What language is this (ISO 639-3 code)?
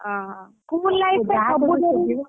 ori